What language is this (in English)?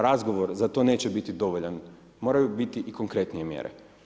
Croatian